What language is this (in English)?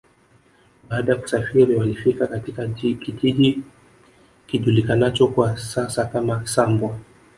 Swahili